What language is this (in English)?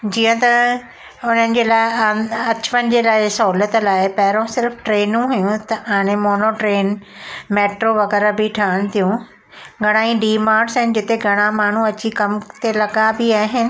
Sindhi